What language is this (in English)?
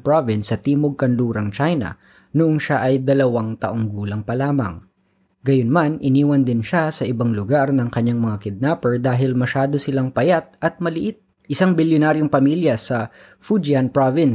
Filipino